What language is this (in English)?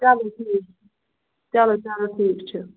Kashmiri